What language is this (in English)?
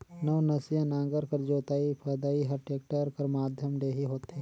Chhattisgarhi